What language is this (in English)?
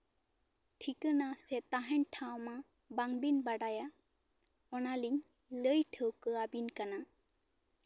Santali